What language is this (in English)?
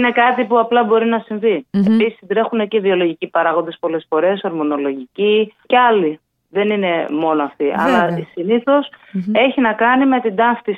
Greek